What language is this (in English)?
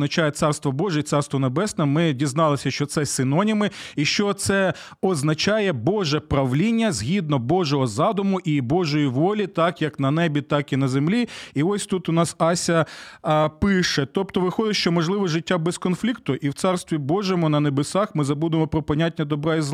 Ukrainian